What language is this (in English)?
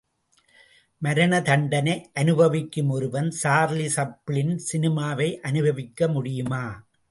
Tamil